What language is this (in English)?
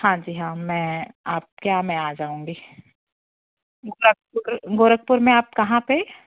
Hindi